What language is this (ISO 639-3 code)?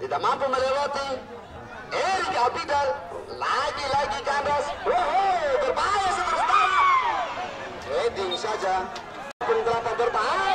ind